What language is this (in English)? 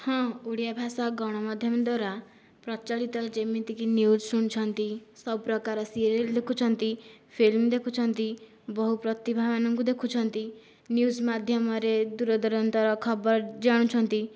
Odia